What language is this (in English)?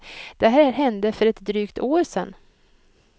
Swedish